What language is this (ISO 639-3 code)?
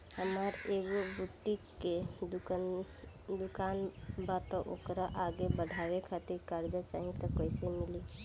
bho